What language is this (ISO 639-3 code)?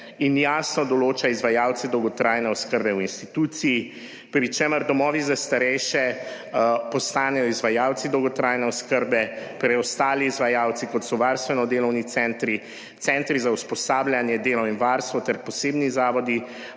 slv